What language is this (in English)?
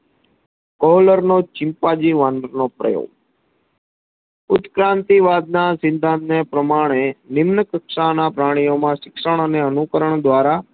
Gujarati